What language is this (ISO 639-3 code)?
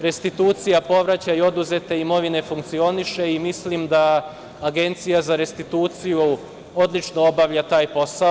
srp